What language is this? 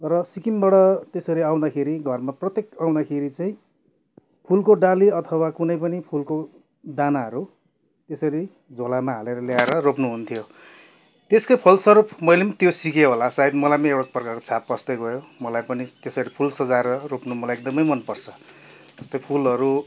Nepali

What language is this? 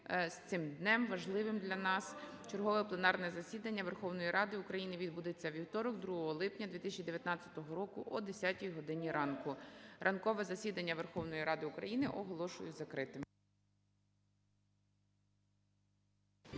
Ukrainian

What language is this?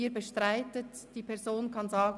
Swiss German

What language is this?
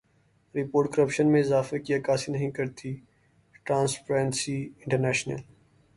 Urdu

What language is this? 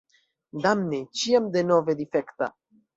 Esperanto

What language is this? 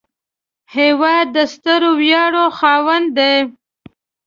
Pashto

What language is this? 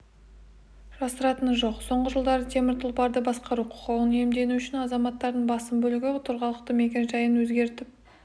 Kazakh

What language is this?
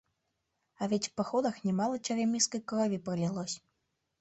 Mari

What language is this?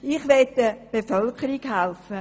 Swiss German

